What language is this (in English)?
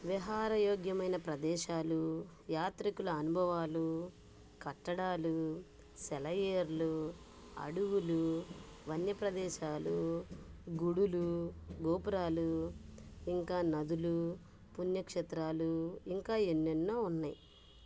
Telugu